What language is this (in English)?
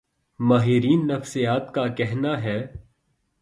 Urdu